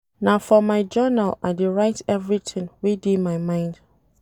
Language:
Nigerian Pidgin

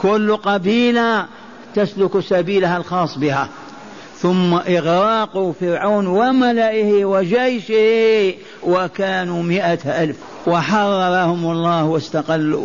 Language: Arabic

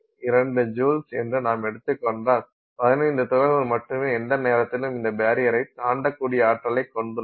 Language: Tamil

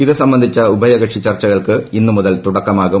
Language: Malayalam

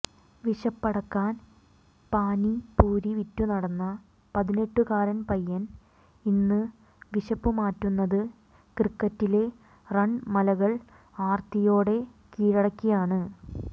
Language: Malayalam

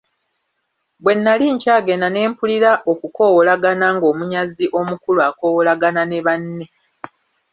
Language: Ganda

